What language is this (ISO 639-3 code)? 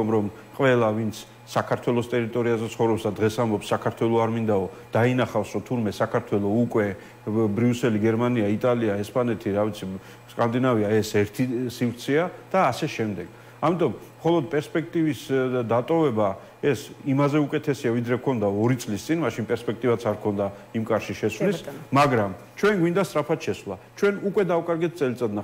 ron